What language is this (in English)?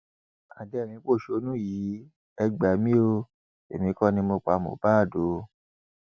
Yoruba